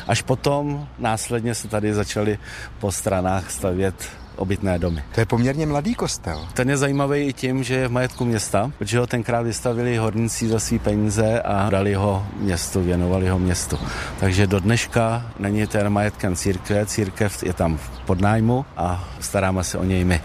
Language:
Czech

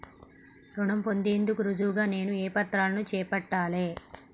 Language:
Telugu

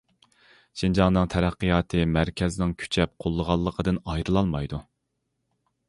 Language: Uyghur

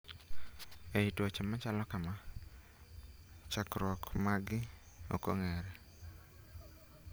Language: Luo (Kenya and Tanzania)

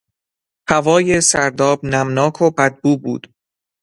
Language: Persian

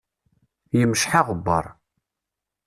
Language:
Kabyle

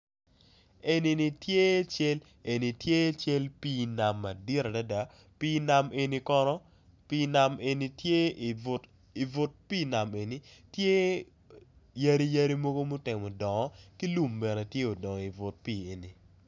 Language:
Acoli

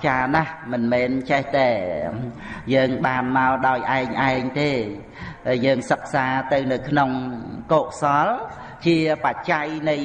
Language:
Vietnamese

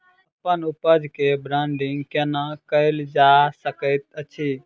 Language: Maithili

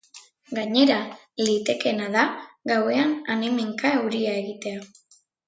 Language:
Basque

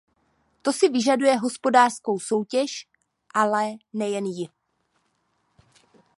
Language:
Czech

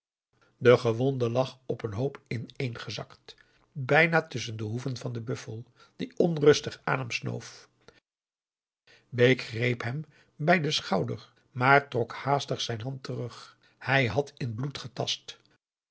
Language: Dutch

